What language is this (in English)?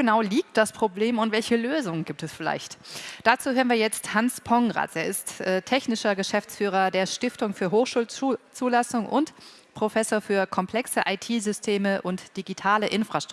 German